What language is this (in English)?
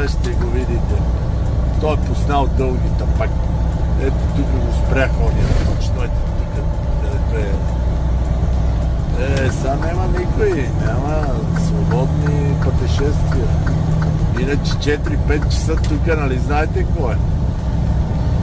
Bulgarian